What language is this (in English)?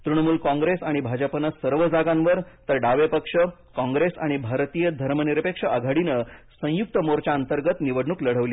Marathi